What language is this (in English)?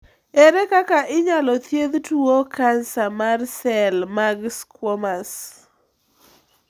Luo (Kenya and Tanzania)